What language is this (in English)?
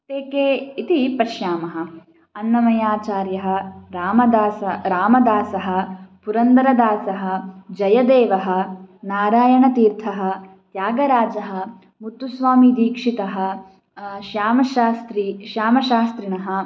Sanskrit